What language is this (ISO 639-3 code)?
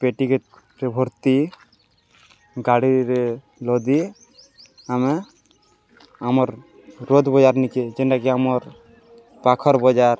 ori